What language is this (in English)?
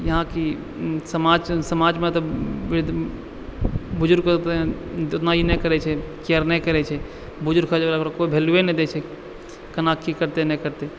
Maithili